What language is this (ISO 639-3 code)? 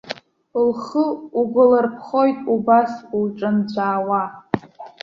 abk